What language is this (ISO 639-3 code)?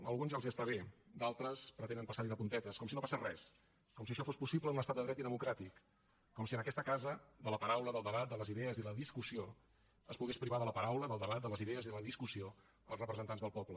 cat